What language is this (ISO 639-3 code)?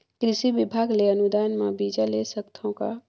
hne